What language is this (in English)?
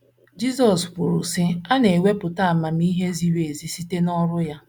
Igbo